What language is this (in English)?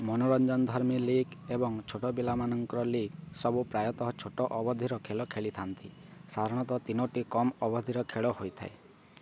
Odia